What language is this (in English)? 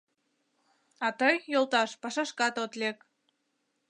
Mari